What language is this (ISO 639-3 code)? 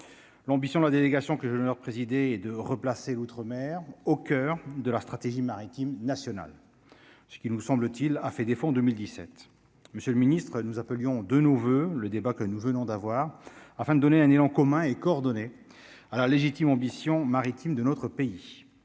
fra